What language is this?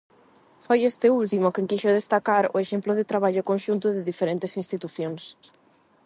Galician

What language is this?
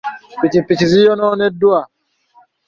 Ganda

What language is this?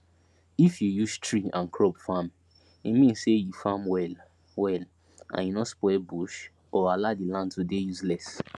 Nigerian Pidgin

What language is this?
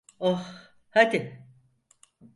Turkish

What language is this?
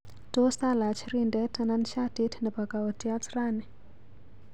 Kalenjin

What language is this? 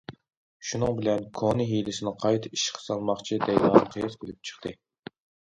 Uyghur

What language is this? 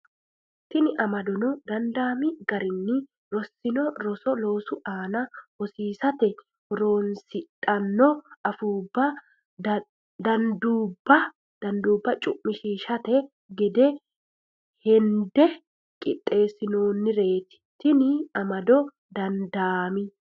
Sidamo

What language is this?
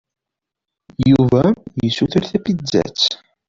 Kabyle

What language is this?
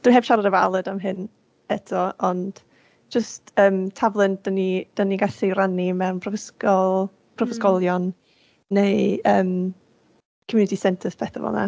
Welsh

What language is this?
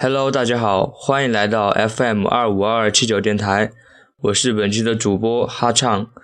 Chinese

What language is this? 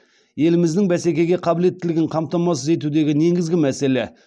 Kazakh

